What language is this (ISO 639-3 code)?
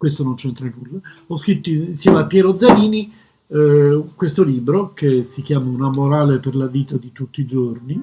ita